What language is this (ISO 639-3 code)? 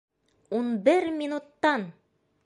bak